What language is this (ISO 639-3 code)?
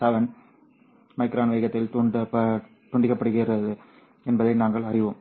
tam